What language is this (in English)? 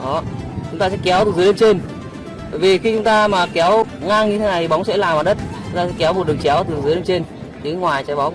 Vietnamese